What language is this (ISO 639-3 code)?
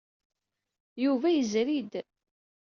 kab